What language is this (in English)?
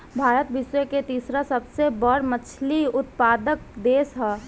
Bhojpuri